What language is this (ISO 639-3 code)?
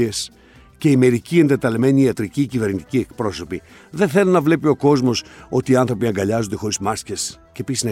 ell